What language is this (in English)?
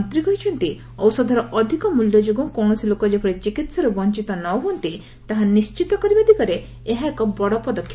Odia